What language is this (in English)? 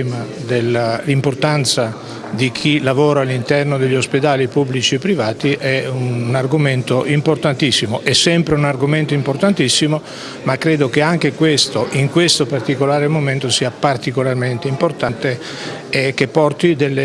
Italian